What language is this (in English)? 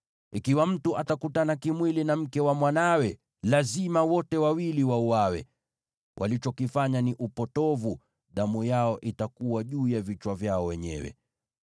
Swahili